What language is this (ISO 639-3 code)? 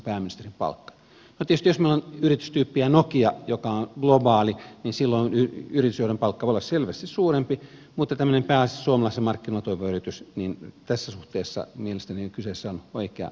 fin